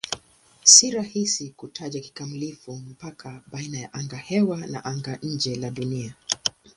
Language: Swahili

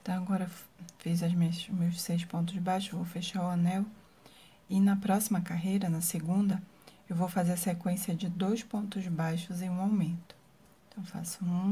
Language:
Portuguese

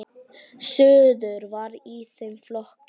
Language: Icelandic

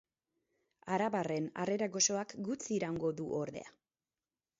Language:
Basque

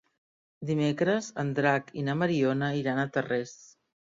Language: Catalan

